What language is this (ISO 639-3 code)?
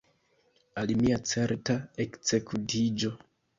epo